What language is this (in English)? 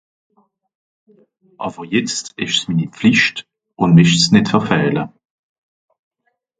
Swiss German